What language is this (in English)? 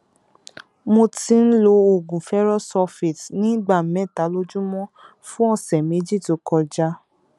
Yoruba